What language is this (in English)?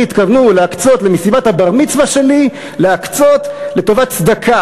Hebrew